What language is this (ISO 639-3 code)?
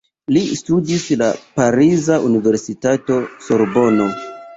epo